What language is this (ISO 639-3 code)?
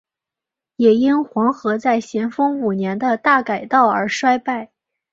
zho